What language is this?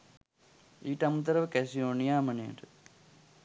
Sinhala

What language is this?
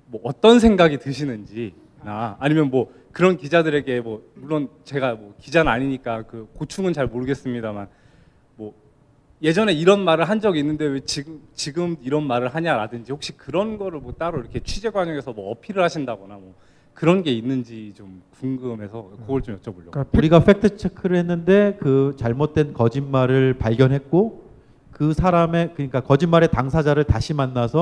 Korean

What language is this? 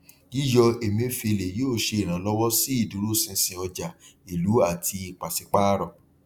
Yoruba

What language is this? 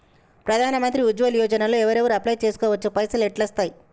Telugu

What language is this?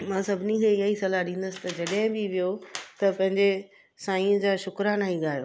Sindhi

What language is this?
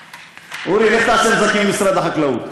Hebrew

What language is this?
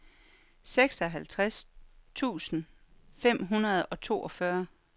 Danish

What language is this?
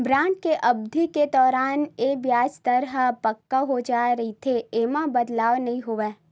Chhattisgarhi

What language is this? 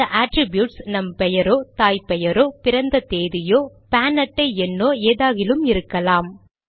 Tamil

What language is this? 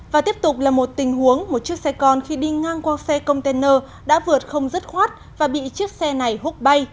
Vietnamese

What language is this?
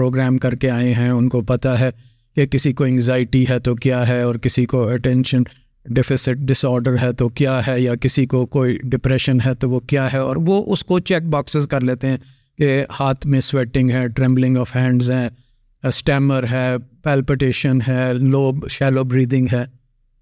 Urdu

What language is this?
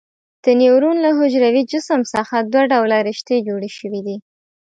Pashto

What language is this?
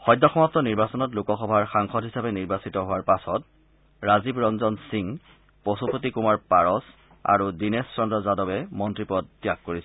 Assamese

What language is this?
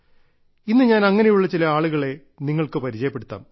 Malayalam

